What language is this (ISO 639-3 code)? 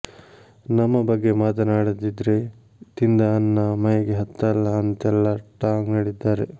kan